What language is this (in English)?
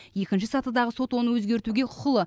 Kazakh